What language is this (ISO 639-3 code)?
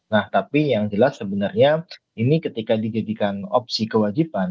ind